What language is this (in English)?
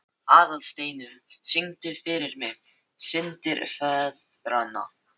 Icelandic